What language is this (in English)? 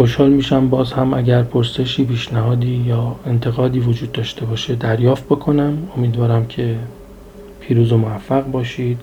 Persian